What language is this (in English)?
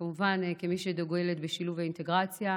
Hebrew